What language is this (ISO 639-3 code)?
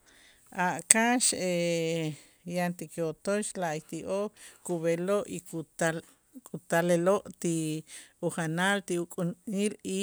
itz